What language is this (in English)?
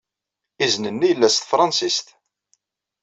Kabyle